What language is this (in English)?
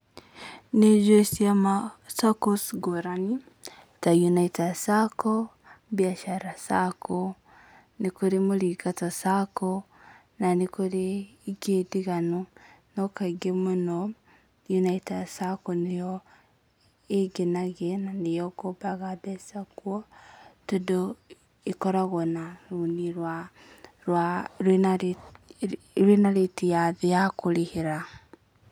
Kikuyu